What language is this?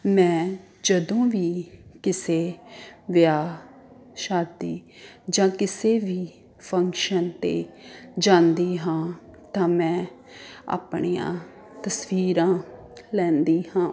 Punjabi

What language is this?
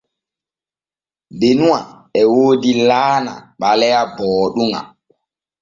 Borgu Fulfulde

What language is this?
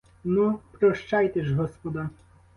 Ukrainian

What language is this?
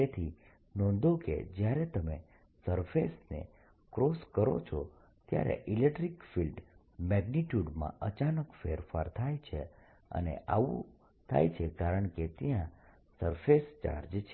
Gujarati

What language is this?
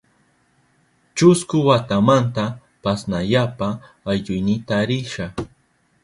Southern Pastaza Quechua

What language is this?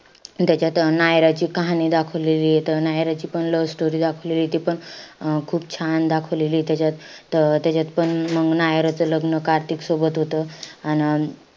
Marathi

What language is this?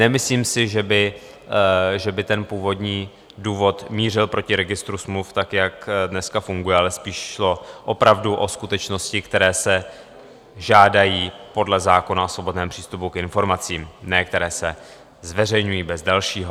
Czech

